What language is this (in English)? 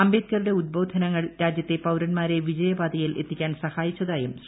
Malayalam